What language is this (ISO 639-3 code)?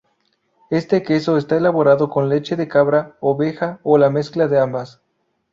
spa